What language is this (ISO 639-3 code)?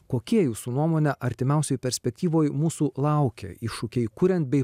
lit